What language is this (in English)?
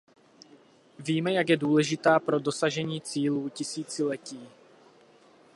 Czech